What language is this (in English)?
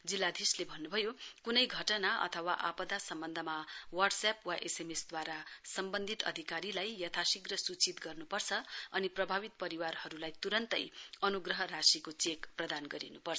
Nepali